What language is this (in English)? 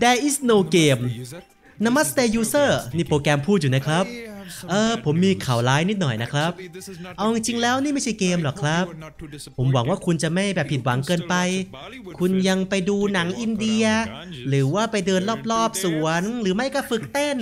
Thai